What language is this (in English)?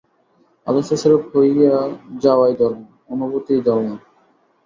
Bangla